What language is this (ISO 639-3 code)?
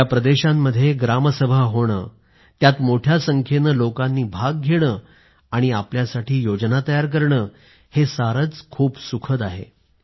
mar